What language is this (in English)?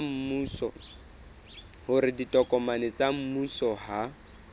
Southern Sotho